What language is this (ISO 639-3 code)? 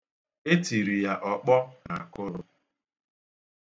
ibo